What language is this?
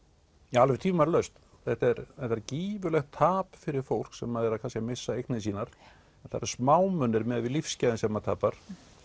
Icelandic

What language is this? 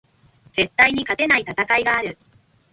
Japanese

